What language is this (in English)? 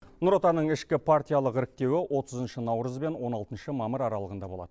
Kazakh